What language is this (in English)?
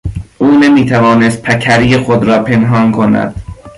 Persian